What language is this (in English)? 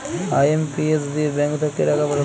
Bangla